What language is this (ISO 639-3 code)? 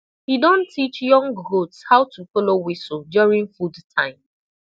pcm